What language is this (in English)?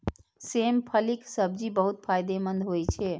Maithili